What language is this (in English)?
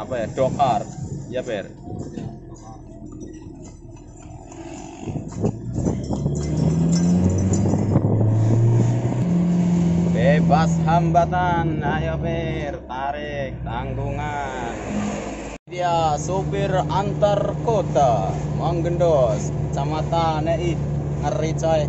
Indonesian